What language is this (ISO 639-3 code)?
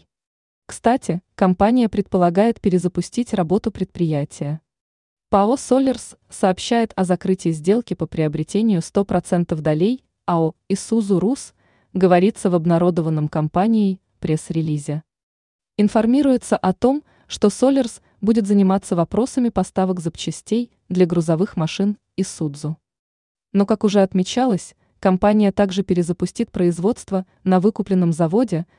rus